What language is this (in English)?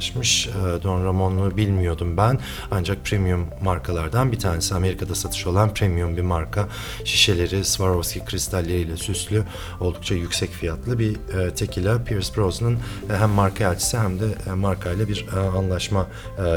Turkish